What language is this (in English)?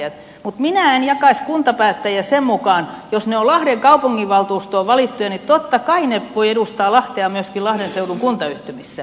Finnish